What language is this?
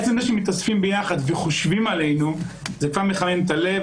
Hebrew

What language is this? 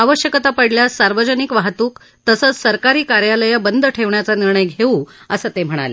Marathi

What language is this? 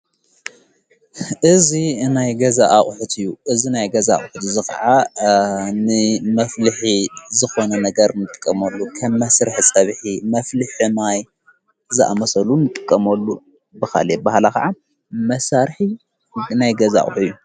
Tigrinya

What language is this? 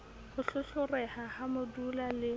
Southern Sotho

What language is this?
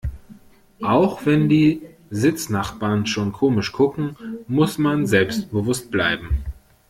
German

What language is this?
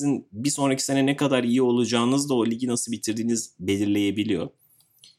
Turkish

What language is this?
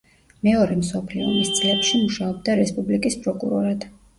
Georgian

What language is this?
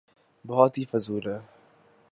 Urdu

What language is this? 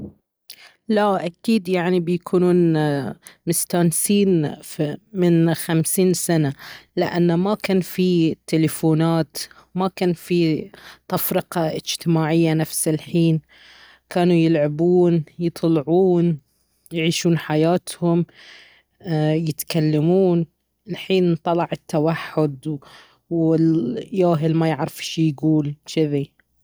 Baharna Arabic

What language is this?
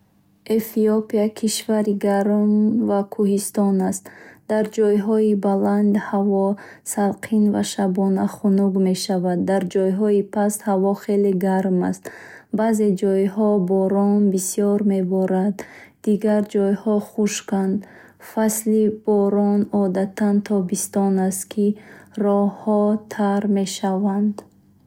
Bukharic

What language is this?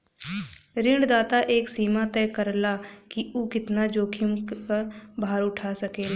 Bhojpuri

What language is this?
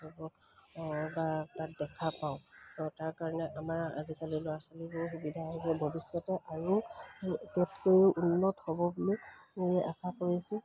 Assamese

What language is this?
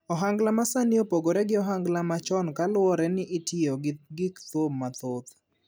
Luo (Kenya and Tanzania)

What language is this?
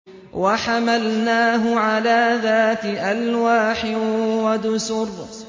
Arabic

